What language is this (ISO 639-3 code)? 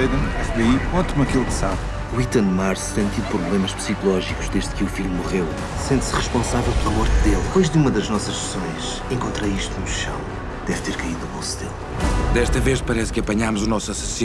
por